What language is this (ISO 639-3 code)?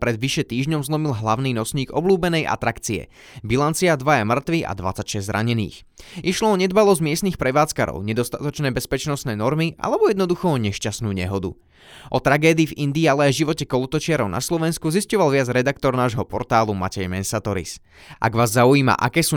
slk